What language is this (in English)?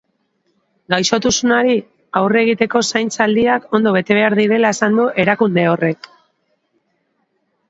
Basque